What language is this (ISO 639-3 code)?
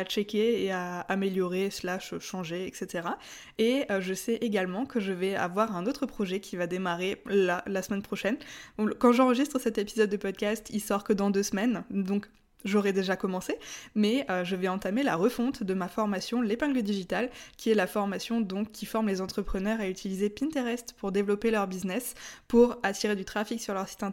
fra